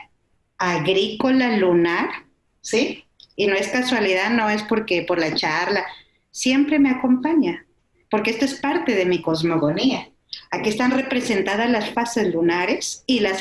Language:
Spanish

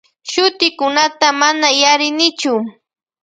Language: Loja Highland Quichua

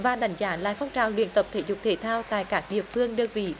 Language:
Vietnamese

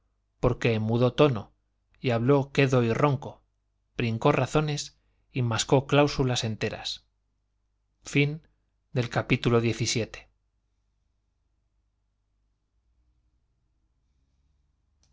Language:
Spanish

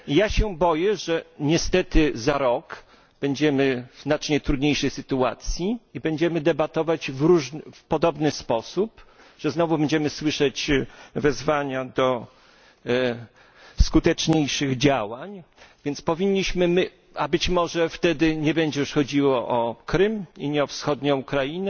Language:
Polish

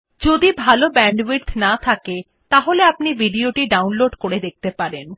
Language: Bangla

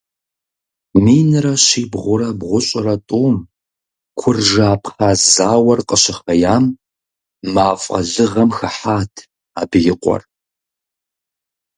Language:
Kabardian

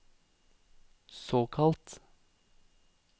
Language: Norwegian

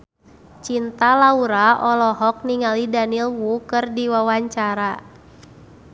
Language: Sundanese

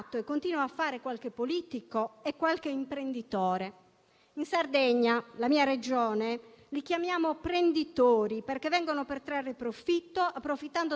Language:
Italian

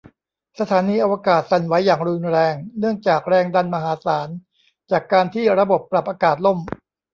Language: Thai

